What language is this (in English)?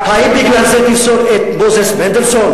Hebrew